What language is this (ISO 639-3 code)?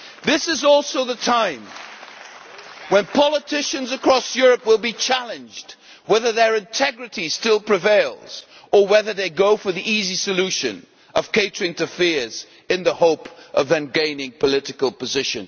eng